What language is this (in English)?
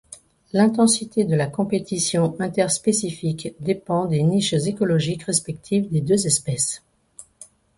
French